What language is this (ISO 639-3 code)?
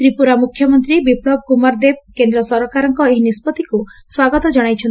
ori